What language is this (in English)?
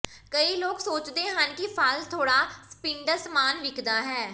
Punjabi